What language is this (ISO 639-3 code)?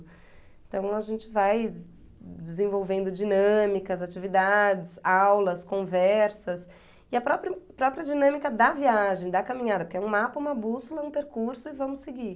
por